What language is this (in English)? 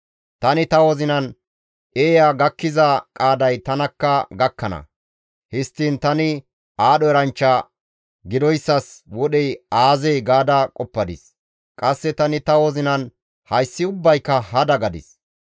Gamo